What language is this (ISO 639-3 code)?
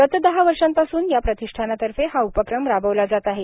mar